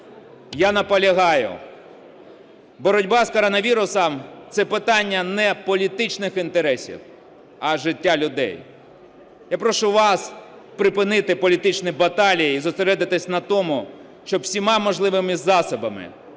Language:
Ukrainian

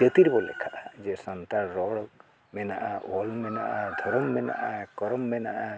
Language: Santali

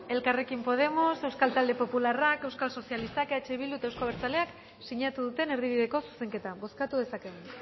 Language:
Basque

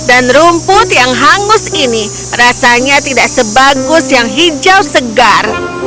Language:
Indonesian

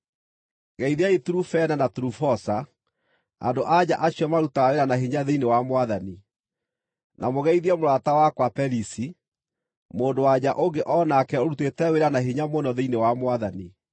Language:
Kikuyu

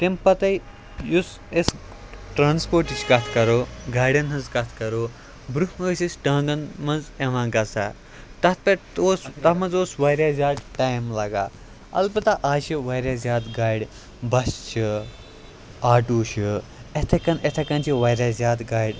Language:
Kashmiri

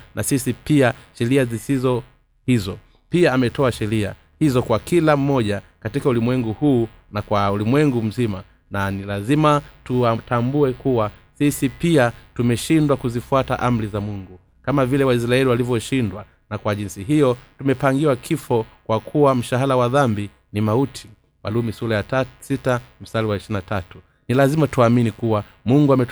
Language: Swahili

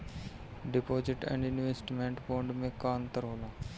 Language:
Bhojpuri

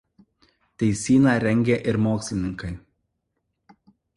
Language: Lithuanian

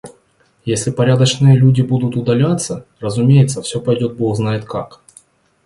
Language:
Russian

